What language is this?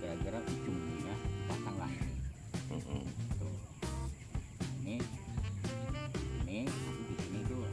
Indonesian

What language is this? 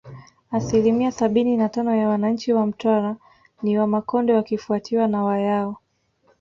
Swahili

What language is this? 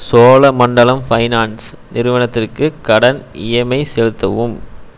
Tamil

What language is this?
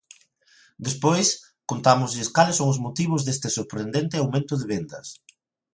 Galician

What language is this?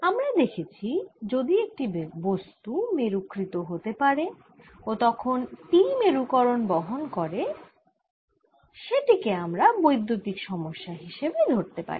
Bangla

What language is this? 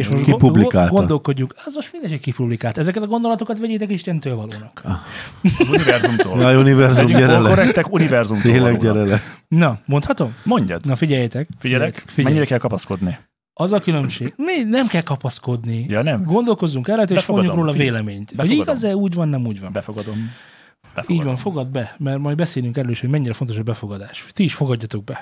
Hungarian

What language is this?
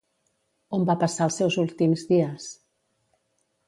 Catalan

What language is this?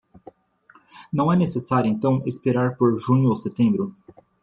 Portuguese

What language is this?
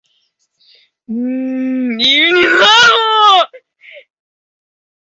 Spanish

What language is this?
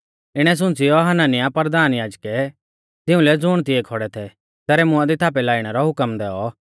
Mahasu Pahari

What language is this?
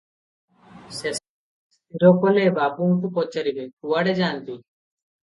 Odia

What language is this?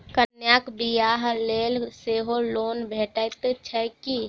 Maithili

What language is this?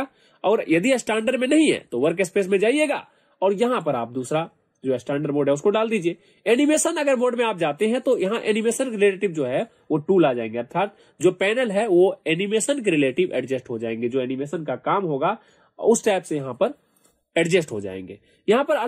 Hindi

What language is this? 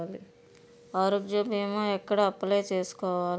Telugu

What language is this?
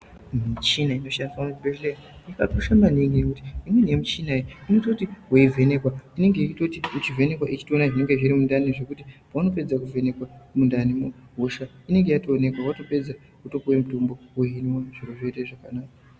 Ndau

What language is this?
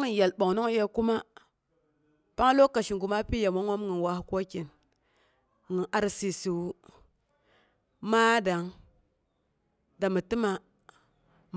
Boghom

